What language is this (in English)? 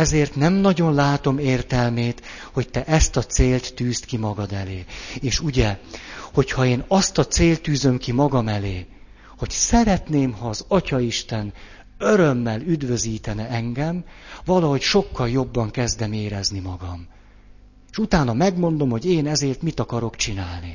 Hungarian